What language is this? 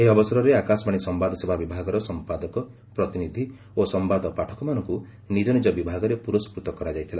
Odia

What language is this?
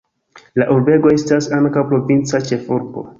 Esperanto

